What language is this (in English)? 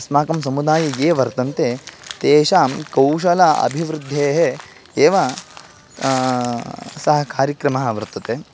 Sanskrit